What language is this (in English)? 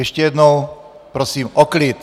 Czech